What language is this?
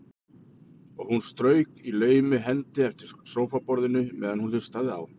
Icelandic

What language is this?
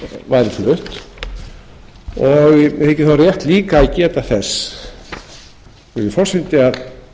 Icelandic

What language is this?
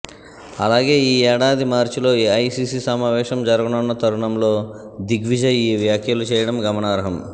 Telugu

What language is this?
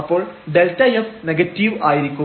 Malayalam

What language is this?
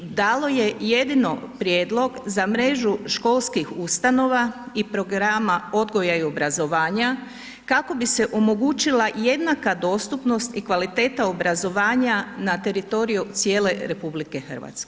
Croatian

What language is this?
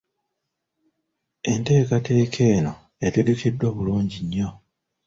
Ganda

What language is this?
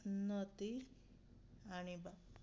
Odia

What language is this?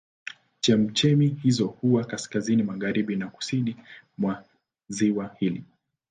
Swahili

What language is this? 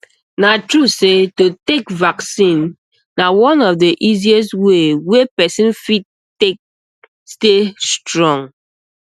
Nigerian Pidgin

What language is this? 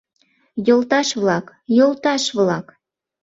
Mari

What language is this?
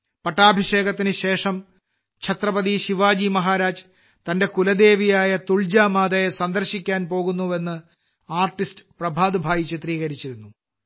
Malayalam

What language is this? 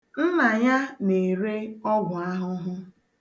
Igbo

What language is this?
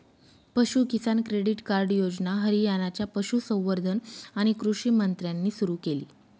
Marathi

